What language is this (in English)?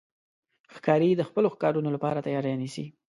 Pashto